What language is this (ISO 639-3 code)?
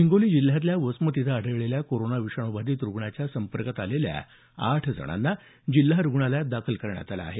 mar